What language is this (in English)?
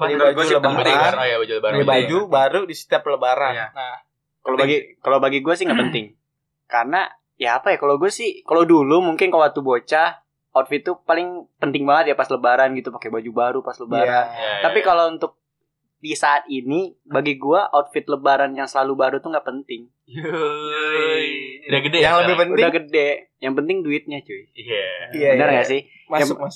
Indonesian